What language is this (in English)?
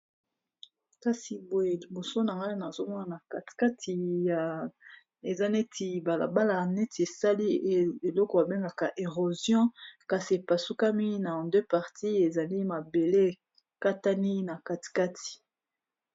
Lingala